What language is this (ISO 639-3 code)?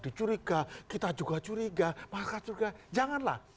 ind